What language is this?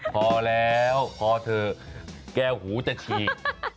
Thai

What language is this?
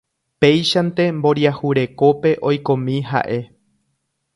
Guarani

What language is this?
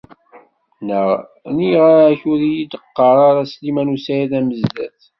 Kabyle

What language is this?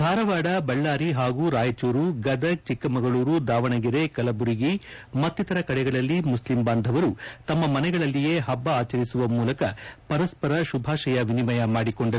Kannada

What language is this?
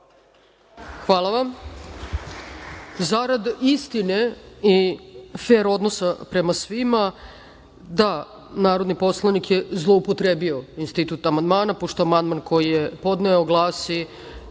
Serbian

